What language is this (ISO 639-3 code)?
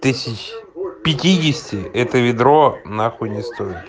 rus